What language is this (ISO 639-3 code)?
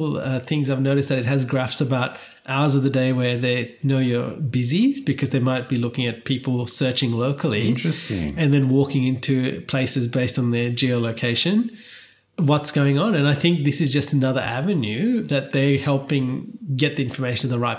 eng